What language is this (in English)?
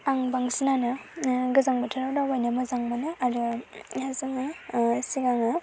Bodo